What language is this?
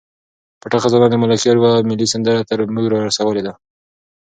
Pashto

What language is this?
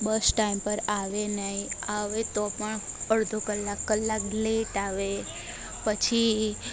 Gujarati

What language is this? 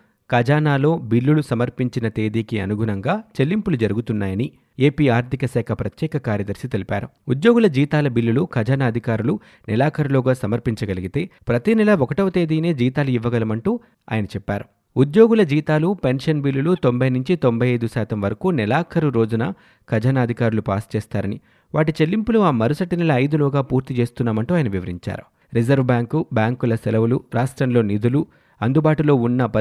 Telugu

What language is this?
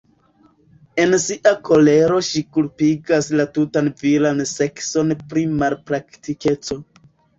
Esperanto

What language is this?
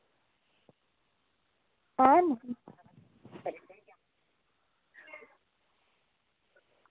Dogri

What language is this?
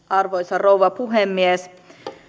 Finnish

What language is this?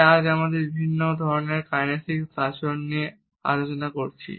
Bangla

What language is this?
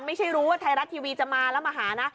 Thai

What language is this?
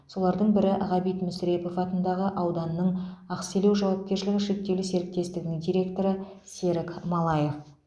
Kazakh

